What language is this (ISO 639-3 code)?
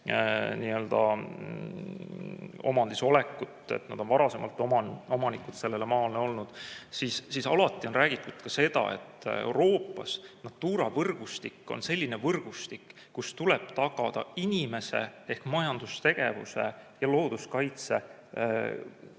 est